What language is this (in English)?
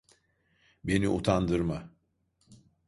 Turkish